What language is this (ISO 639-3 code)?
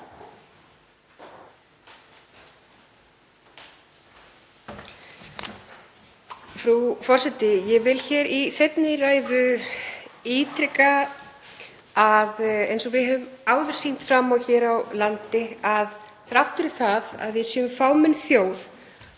isl